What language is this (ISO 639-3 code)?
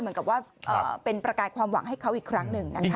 tha